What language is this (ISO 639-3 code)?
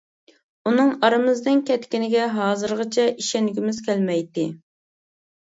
uig